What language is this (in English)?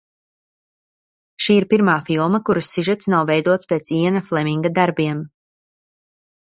Latvian